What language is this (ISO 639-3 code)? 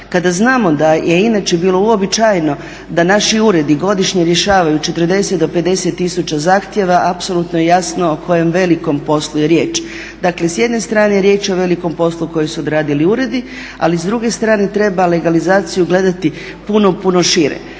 hrv